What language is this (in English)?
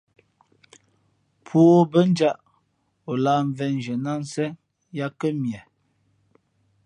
Fe'fe'